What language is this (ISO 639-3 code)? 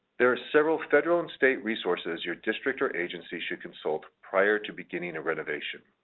eng